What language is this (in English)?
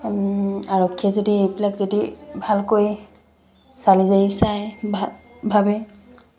Assamese